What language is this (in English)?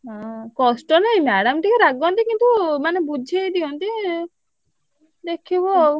Odia